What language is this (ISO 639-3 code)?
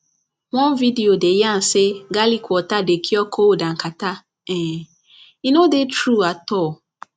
pcm